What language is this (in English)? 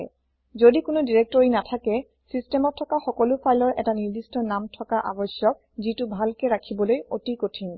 Assamese